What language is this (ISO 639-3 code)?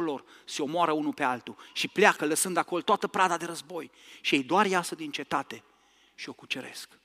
ron